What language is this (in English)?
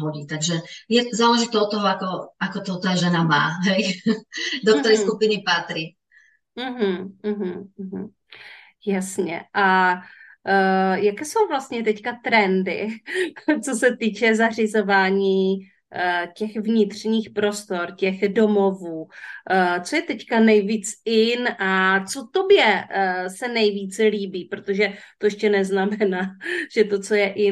Czech